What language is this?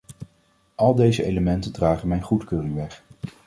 Dutch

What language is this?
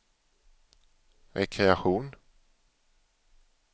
Swedish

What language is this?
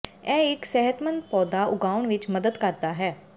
Punjabi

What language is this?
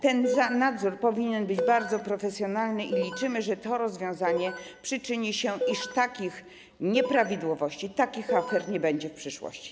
Polish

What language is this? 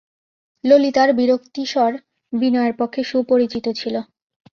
Bangla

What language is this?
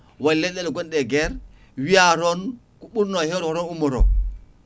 Fula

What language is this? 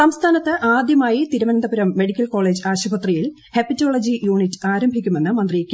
Malayalam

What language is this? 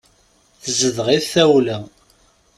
Kabyle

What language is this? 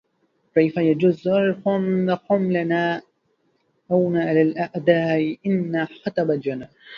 Arabic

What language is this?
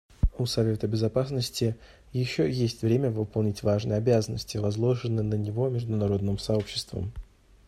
Russian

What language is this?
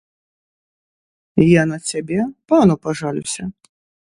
Belarusian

